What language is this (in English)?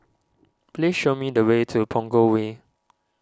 English